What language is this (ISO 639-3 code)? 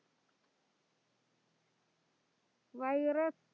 mal